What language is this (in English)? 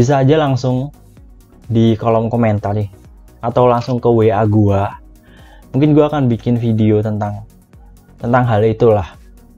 Indonesian